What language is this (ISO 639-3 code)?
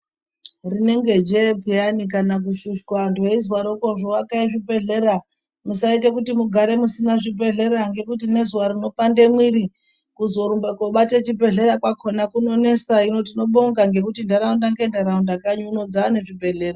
ndc